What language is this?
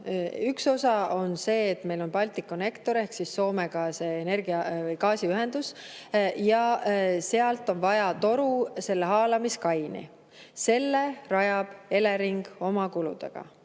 Estonian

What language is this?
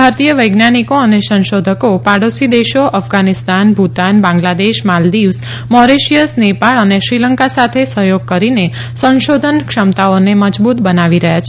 Gujarati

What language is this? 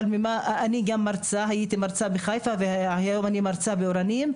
Hebrew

